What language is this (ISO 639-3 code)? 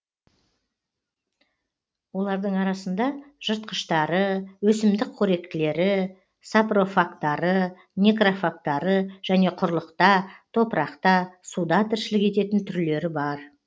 kaz